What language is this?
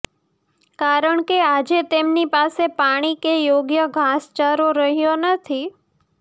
Gujarati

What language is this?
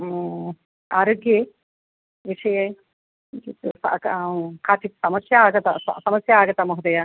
Sanskrit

